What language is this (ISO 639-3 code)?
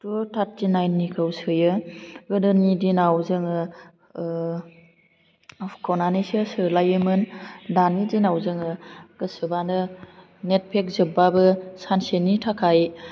brx